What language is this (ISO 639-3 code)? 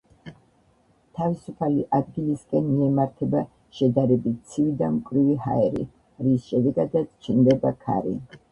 kat